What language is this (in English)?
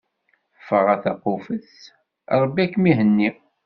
Kabyle